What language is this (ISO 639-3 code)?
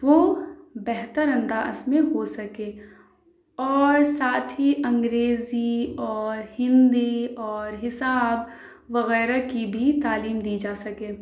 urd